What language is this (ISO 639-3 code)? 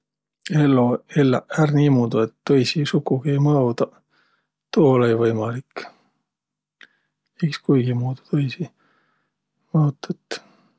vro